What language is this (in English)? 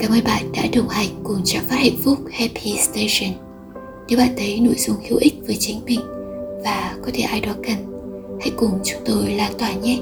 Vietnamese